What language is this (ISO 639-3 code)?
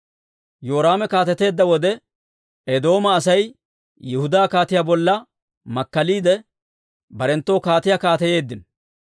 dwr